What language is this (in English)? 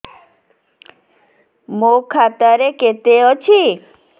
Odia